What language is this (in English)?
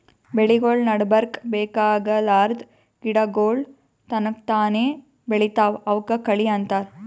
Kannada